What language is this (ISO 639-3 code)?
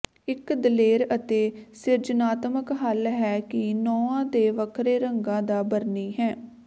pan